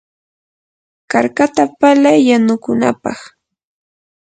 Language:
Yanahuanca Pasco Quechua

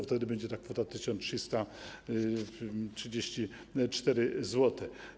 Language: Polish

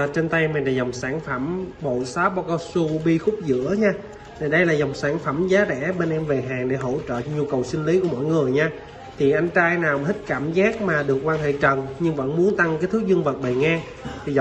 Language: Vietnamese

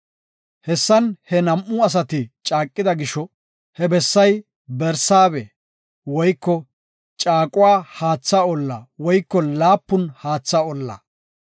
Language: Gofa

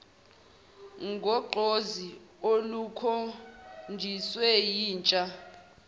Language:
Zulu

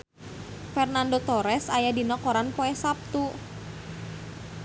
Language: Sundanese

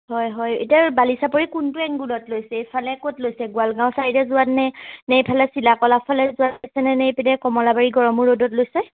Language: Assamese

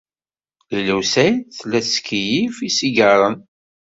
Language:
Kabyle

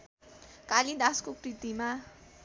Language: Nepali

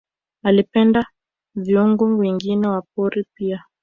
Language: Swahili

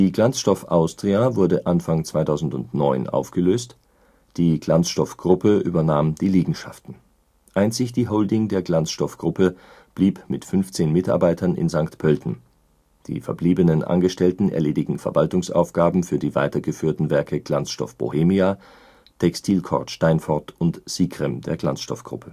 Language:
German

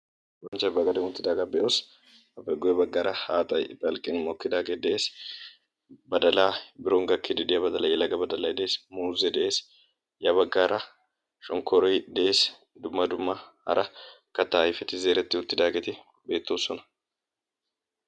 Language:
Wolaytta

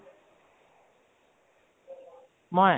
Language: Assamese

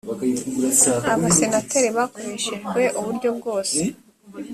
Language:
Kinyarwanda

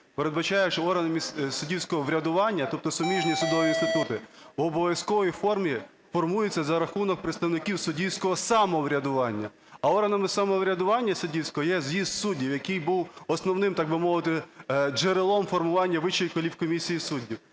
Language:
Ukrainian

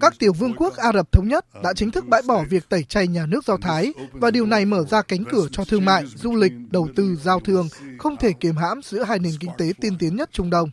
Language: Vietnamese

